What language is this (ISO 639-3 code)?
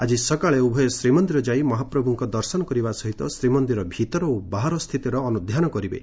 ori